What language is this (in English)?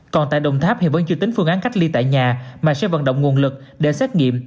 Vietnamese